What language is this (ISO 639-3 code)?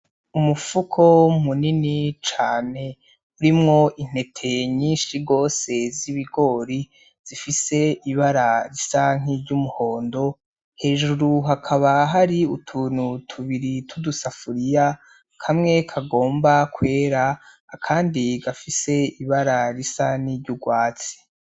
run